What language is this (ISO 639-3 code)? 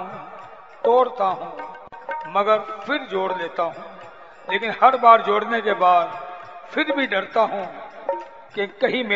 hin